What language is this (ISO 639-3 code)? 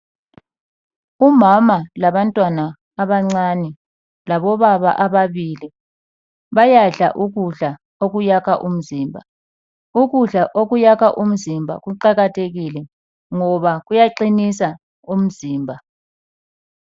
nde